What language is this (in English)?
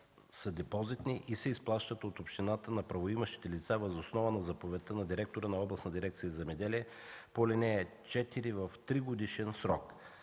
Bulgarian